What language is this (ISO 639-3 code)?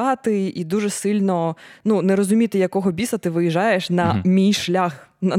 ukr